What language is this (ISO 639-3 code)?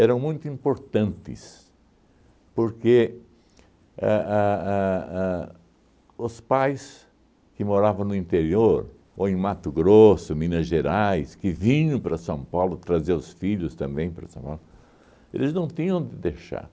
por